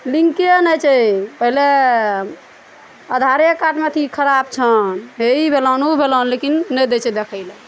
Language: Maithili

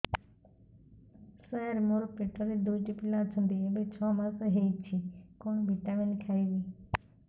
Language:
Odia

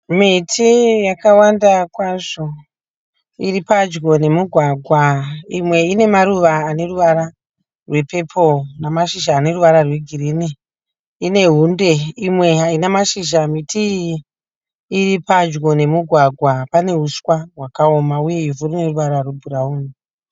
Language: Shona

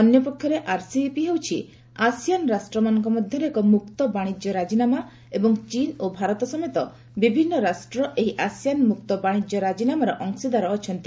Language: Odia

